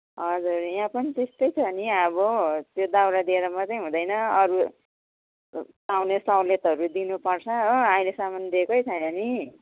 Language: Nepali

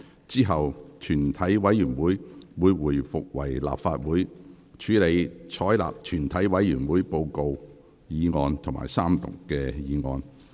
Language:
Cantonese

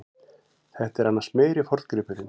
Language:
Icelandic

